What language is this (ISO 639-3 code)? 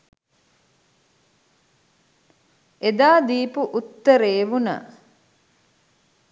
sin